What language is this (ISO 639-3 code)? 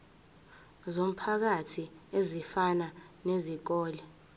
zul